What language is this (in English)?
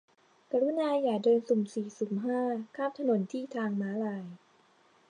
Thai